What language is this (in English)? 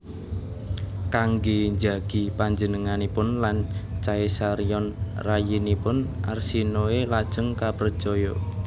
Javanese